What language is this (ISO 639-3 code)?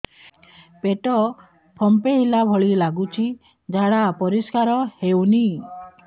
ori